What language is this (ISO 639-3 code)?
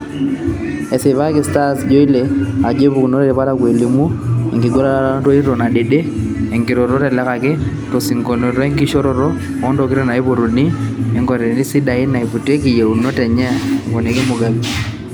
mas